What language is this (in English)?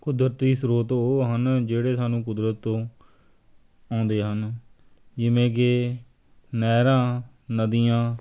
Punjabi